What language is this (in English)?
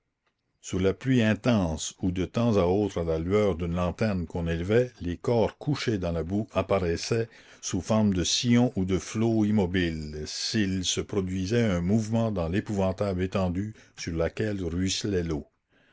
French